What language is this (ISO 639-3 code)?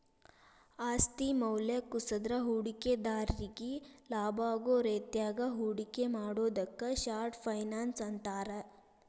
kan